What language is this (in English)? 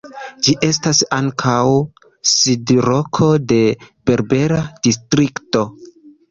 Esperanto